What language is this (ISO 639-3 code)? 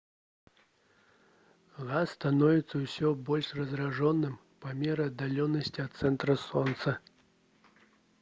bel